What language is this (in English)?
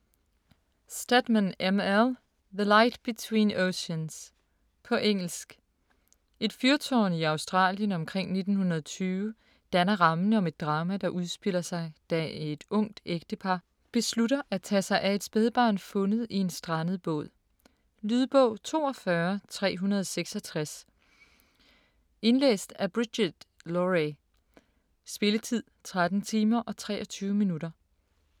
Danish